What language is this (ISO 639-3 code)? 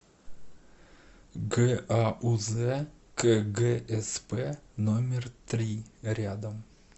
rus